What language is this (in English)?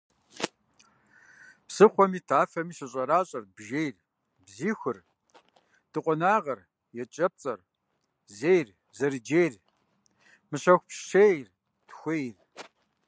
Kabardian